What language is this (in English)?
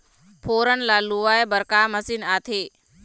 Chhattisgarhi